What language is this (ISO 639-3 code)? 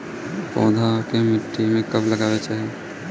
bho